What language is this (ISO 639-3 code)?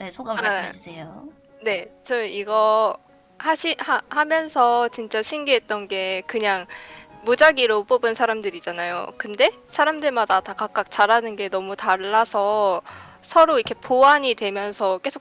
kor